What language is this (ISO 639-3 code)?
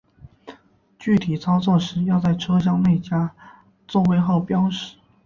zho